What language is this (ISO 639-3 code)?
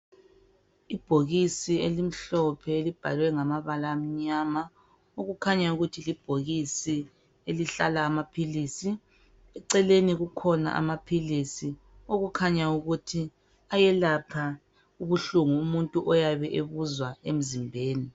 nde